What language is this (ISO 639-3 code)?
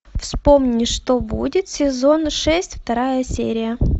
rus